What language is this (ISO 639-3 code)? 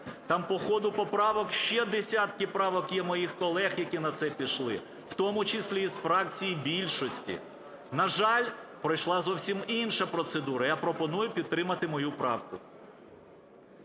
ukr